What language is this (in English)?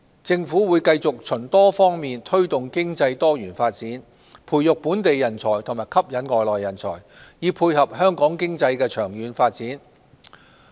Cantonese